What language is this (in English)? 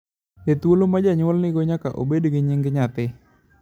Luo (Kenya and Tanzania)